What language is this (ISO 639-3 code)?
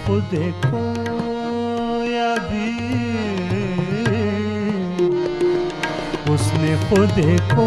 hin